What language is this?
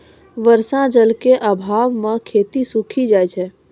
Maithili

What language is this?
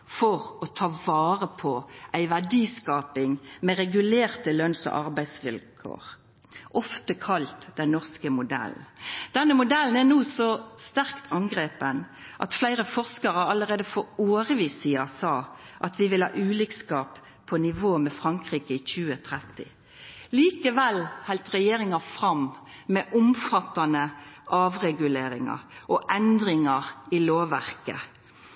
Norwegian Nynorsk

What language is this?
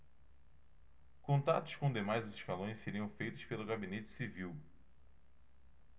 Portuguese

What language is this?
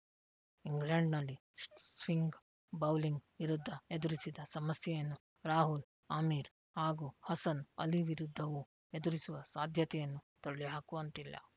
Kannada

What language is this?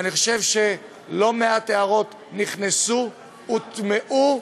Hebrew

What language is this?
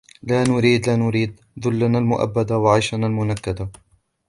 Arabic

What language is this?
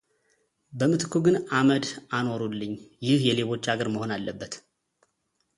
Amharic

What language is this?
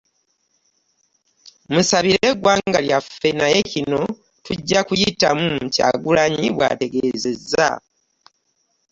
Ganda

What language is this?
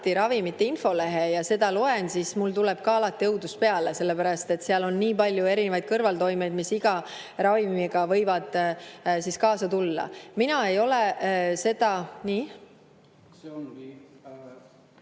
Estonian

